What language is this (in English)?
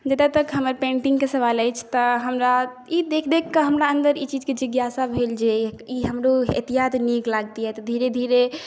Maithili